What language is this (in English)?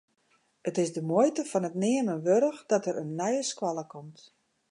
Western Frisian